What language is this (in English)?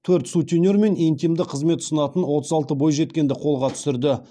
Kazakh